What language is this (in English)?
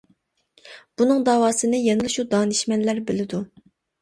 Uyghur